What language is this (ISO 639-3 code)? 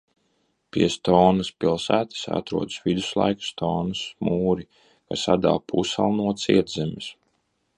lav